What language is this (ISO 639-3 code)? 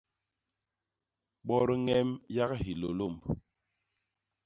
bas